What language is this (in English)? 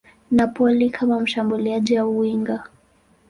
Swahili